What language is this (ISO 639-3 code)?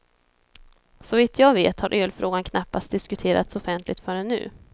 swe